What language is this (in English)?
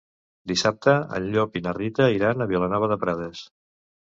Catalan